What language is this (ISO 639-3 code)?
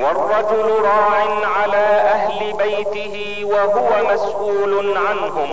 ara